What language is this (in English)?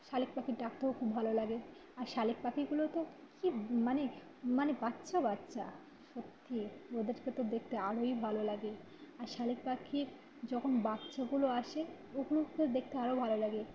Bangla